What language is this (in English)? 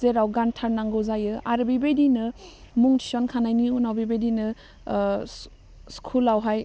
Bodo